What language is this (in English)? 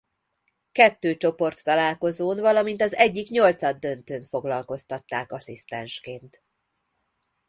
Hungarian